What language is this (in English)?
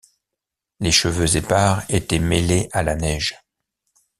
French